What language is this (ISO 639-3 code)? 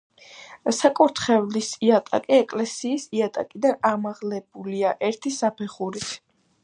kat